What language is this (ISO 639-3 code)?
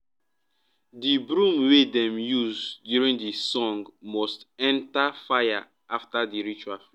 pcm